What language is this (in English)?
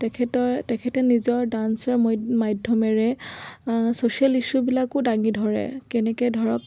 Assamese